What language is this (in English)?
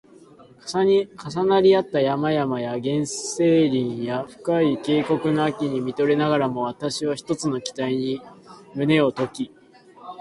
Japanese